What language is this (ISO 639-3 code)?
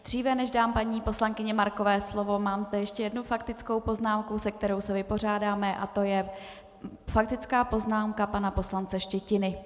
ces